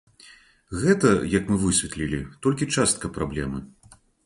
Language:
Belarusian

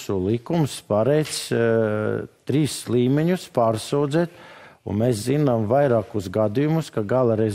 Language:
Latvian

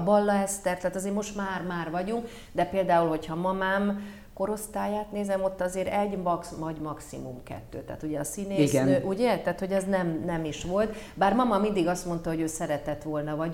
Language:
Hungarian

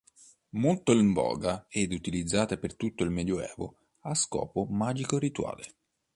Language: Italian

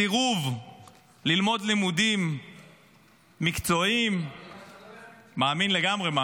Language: Hebrew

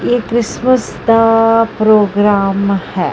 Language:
Punjabi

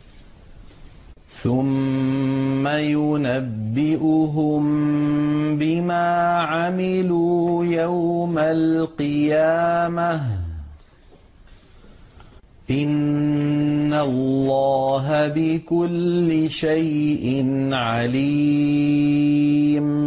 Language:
Arabic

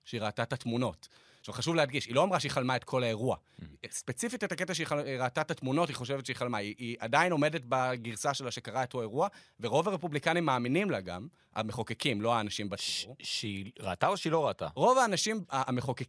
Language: Hebrew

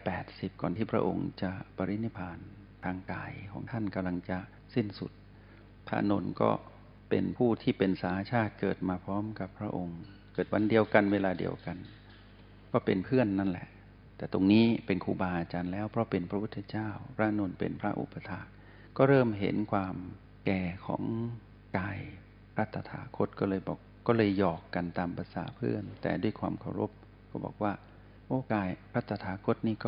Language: Thai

